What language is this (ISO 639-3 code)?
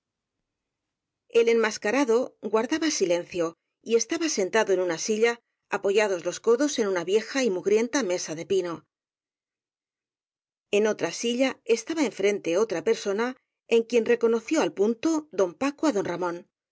spa